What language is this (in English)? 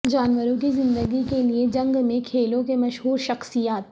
Urdu